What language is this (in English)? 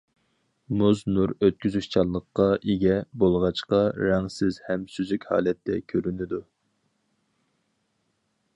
Uyghur